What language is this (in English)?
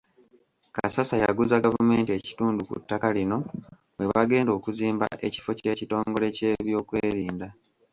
Ganda